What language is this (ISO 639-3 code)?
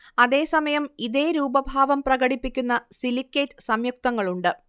mal